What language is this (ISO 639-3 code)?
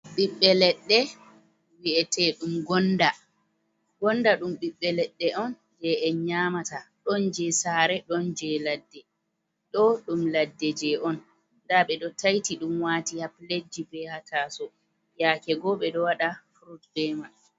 ful